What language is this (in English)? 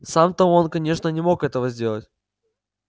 Russian